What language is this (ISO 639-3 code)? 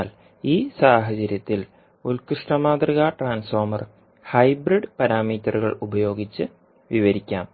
mal